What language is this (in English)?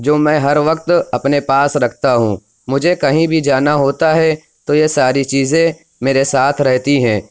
Urdu